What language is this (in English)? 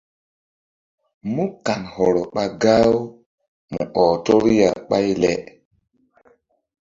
Mbum